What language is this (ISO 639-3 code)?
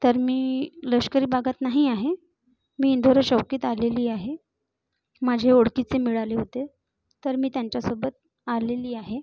mar